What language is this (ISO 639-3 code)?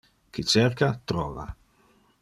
ina